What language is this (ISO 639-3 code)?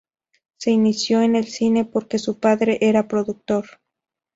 spa